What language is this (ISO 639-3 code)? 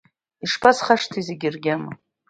abk